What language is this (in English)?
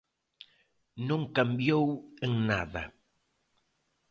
Galician